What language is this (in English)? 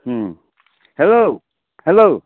Maithili